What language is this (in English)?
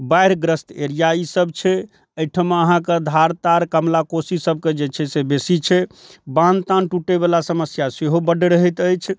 Maithili